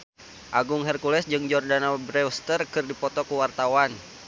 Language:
Sundanese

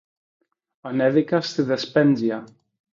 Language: Greek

